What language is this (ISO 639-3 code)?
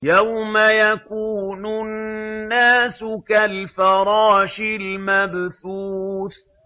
ara